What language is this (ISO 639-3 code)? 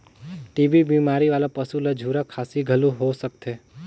hne